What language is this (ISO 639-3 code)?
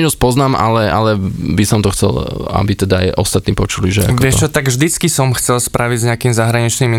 slk